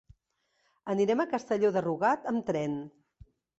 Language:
Catalan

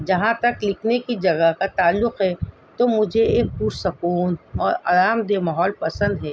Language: Urdu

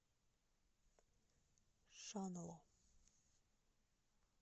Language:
Russian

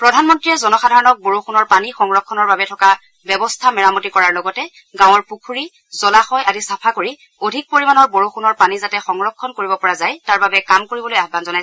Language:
Assamese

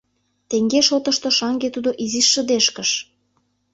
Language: Mari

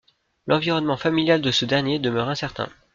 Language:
French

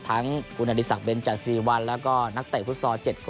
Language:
Thai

